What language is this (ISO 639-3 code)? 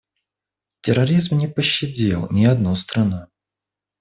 rus